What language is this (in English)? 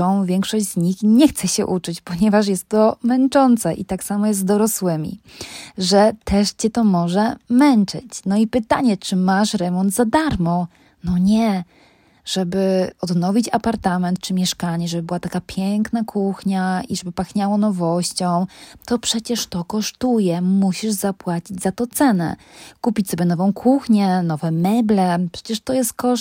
Polish